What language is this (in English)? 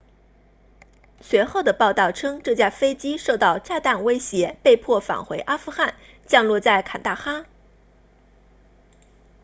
Chinese